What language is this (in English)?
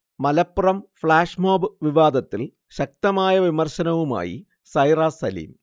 Malayalam